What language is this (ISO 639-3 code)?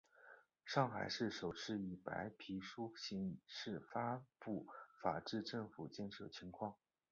zho